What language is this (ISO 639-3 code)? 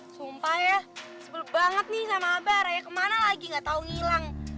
ind